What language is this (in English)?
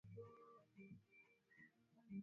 Swahili